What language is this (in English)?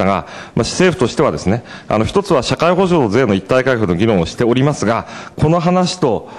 Japanese